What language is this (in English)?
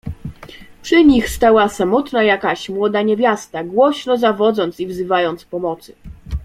Polish